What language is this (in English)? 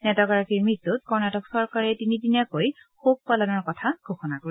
Assamese